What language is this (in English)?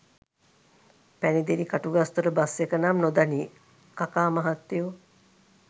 Sinhala